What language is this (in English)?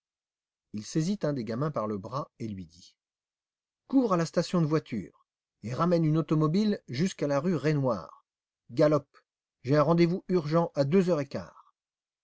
French